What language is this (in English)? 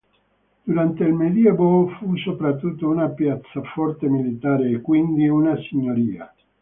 Italian